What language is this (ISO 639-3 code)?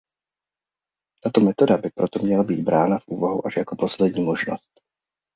ces